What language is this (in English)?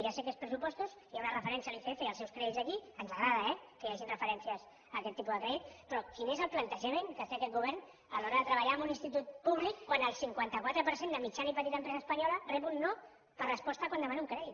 Catalan